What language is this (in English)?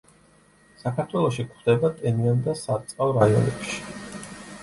Georgian